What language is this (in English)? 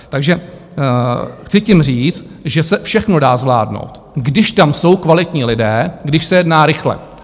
Czech